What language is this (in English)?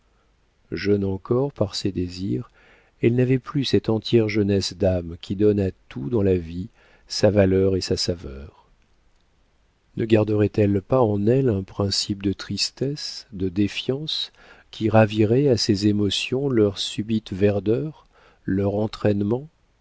French